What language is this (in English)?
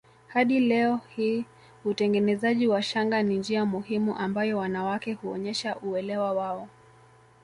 Swahili